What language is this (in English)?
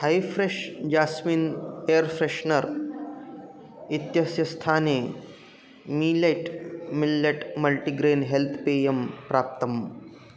Sanskrit